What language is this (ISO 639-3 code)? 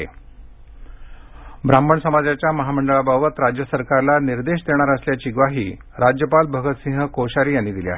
mar